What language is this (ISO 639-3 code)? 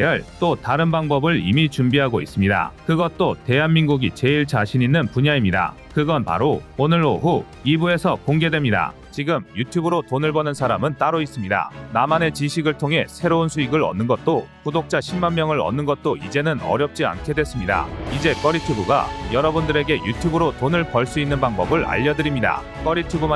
kor